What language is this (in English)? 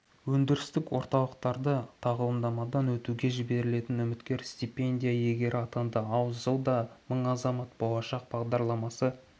Kazakh